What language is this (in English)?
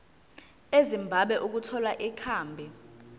Zulu